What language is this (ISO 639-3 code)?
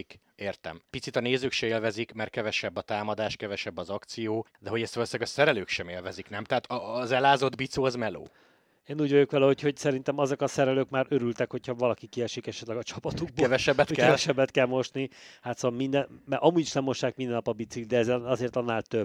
hun